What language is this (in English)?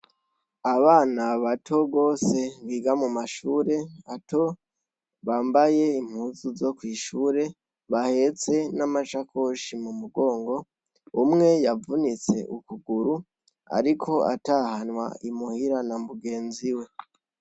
Rundi